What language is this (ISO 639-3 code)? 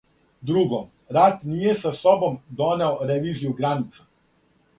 srp